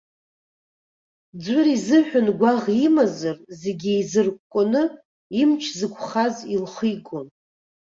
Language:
Abkhazian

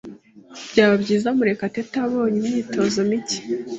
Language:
Kinyarwanda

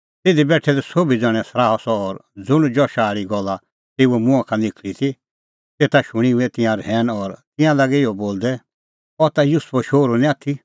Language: Kullu Pahari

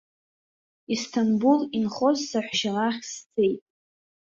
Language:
Abkhazian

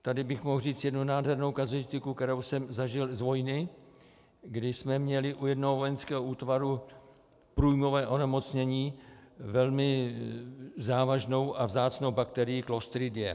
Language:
Czech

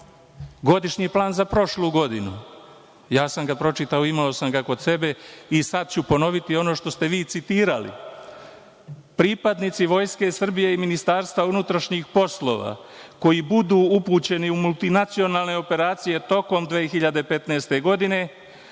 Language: Serbian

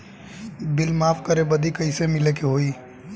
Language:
Bhojpuri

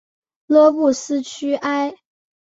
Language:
Chinese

